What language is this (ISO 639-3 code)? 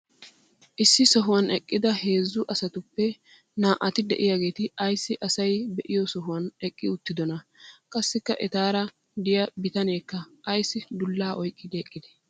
wal